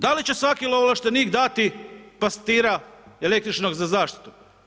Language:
Croatian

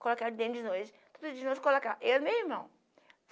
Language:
Portuguese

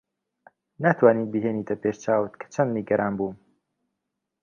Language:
Central Kurdish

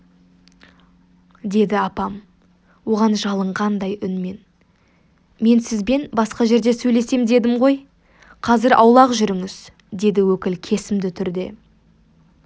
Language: Kazakh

